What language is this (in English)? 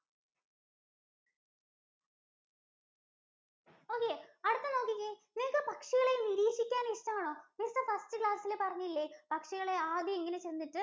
Malayalam